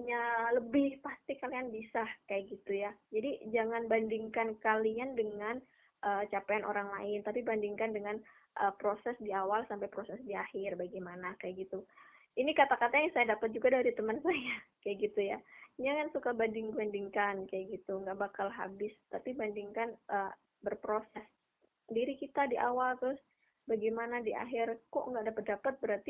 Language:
Indonesian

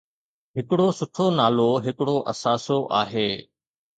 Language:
Sindhi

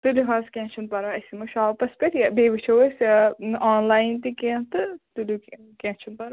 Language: Kashmiri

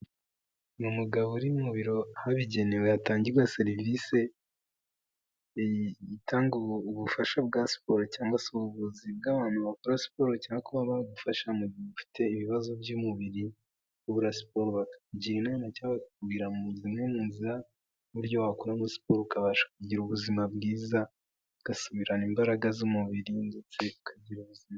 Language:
Kinyarwanda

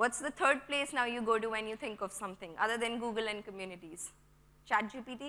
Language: English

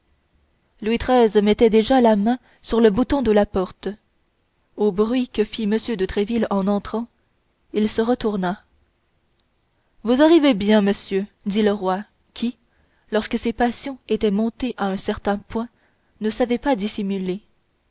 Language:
French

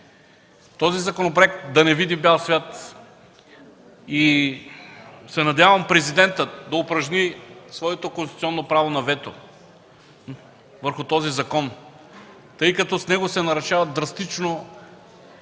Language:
Bulgarian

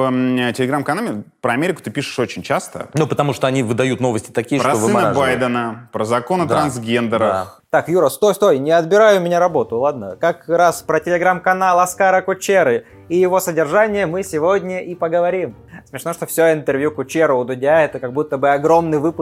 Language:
Russian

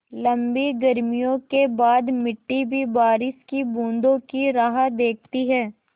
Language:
Hindi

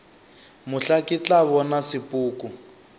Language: Northern Sotho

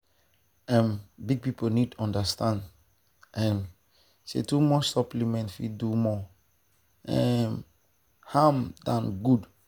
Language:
Nigerian Pidgin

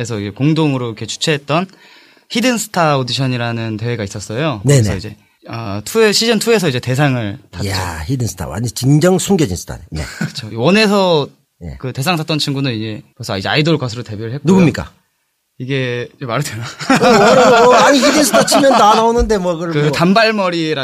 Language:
Korean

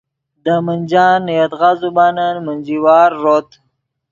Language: Yidgha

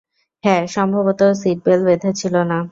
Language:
Bangla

